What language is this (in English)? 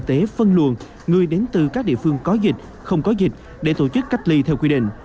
Vietnamese